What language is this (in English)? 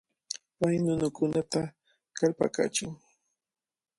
Cajatambo North Lima Quechua